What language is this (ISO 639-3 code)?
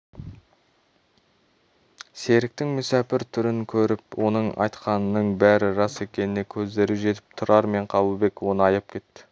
kaz